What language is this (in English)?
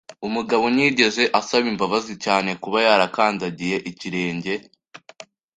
Kinyarwanda